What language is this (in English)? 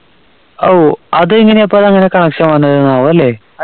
Malayalam